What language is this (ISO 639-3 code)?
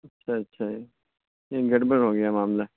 urd